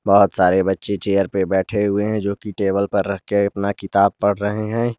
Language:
Hindi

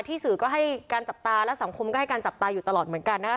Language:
Thai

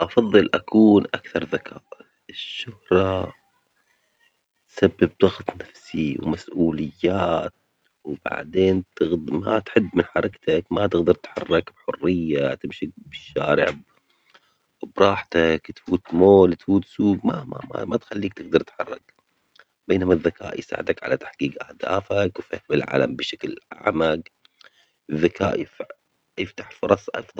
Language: Omani Arabic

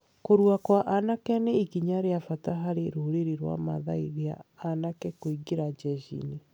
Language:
Kikuyu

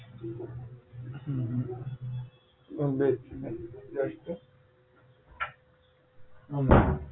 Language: Gujarati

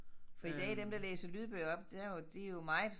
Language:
Danish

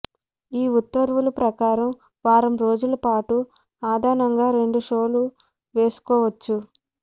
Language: Telugu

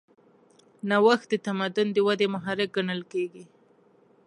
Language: Pashto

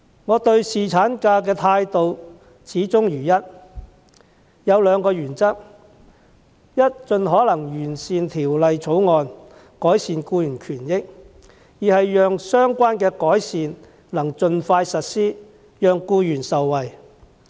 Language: Cantonese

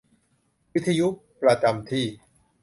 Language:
Thai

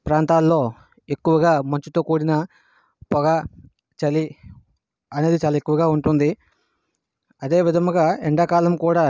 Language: Telugu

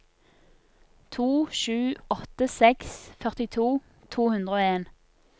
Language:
Norwegian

